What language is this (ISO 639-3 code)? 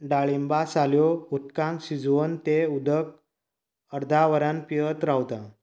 kok